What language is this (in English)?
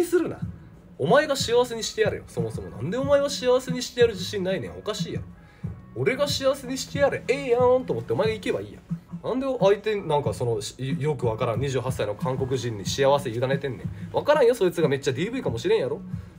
Japanese